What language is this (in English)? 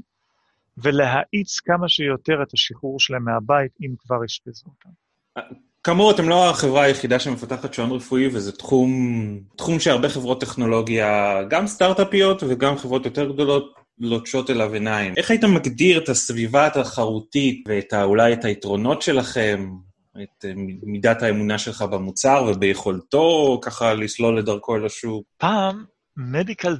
Hebrew